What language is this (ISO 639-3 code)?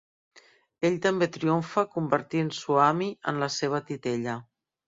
cat